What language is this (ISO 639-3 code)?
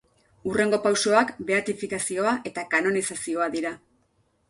eus